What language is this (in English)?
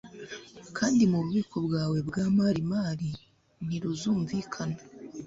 Kinyarwanda